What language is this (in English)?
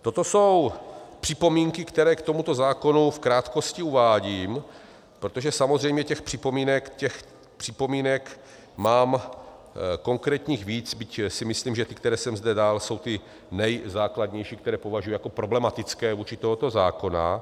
Czech